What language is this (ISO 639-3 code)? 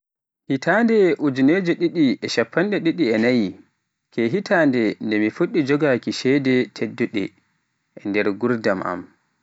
fuf